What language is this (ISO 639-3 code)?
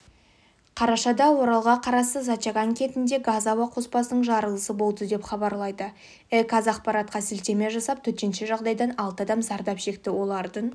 kaz